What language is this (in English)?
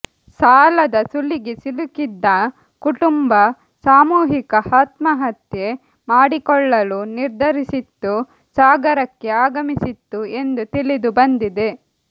Kannada